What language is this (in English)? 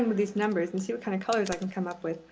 English